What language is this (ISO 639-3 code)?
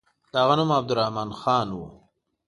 pus